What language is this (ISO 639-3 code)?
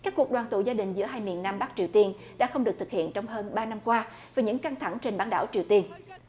vie